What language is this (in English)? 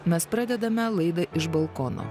Lithuanian